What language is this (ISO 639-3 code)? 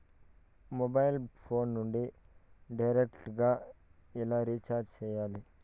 tel